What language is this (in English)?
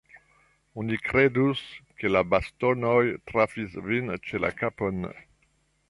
Esperanto